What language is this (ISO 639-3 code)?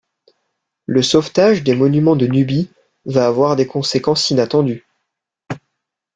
fra